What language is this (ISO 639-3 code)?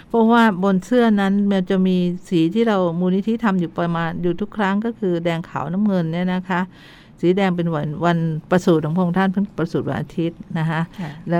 tha